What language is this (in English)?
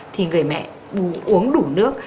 Vietnamese